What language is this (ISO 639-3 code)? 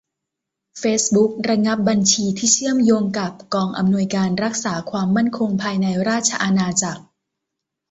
tha